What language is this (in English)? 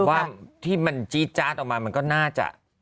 Thai